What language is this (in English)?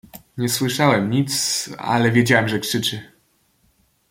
Polish